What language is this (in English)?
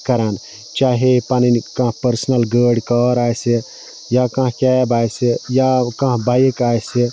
Kashmiri